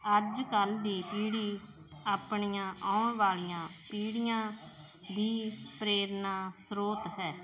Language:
Punjabi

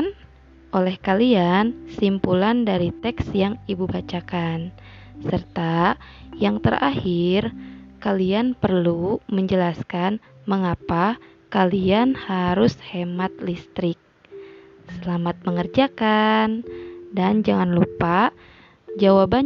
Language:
Indonesian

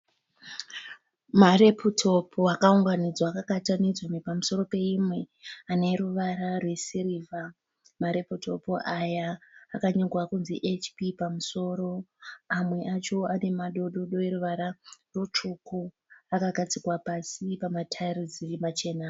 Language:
Shona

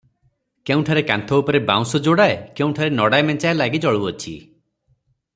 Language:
Odia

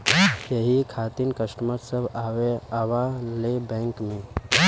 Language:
Bhojpuri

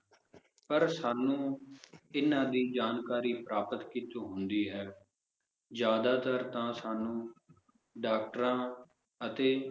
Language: Punjabi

